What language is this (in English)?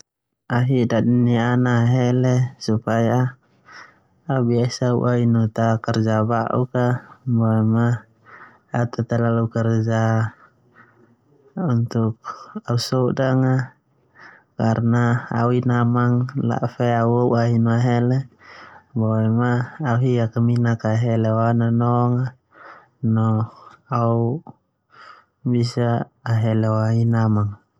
Termanu